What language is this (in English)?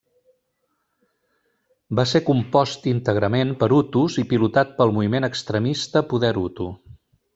Catalan